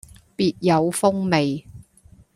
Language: Cantonese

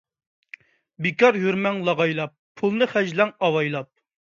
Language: Uyghur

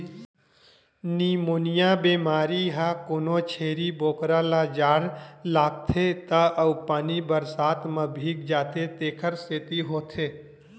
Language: Chhattisgarhi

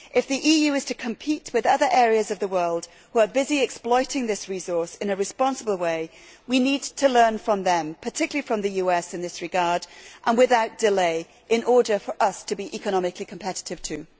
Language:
English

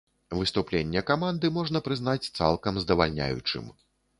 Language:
Belarusian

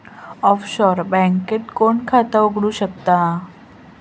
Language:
Marathi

